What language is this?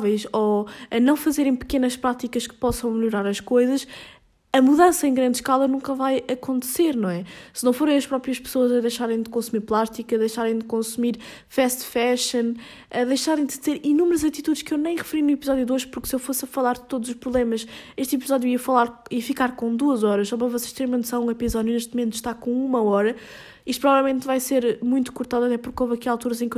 Portuguese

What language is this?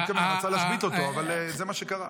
Hebrew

